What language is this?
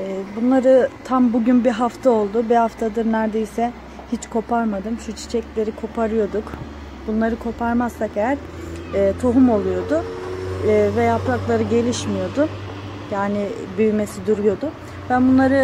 Turkish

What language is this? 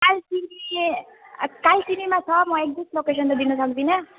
Nepali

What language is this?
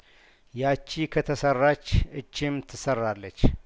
Amharic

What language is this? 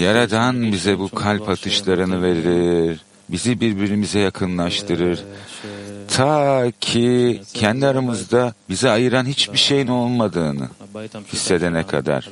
Turkish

